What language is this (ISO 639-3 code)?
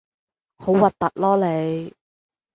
yue